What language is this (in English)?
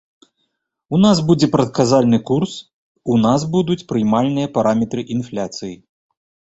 Belarusian